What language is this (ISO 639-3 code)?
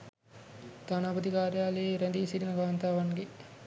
sin